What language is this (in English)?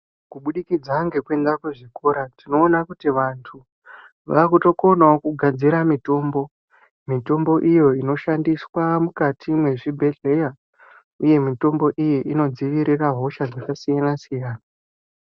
Ndau